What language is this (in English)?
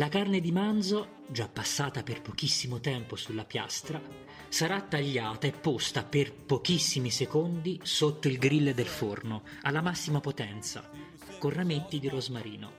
Italian